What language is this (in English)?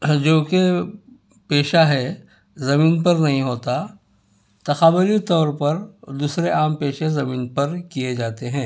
Urdu